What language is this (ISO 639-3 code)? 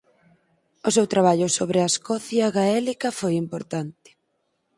glg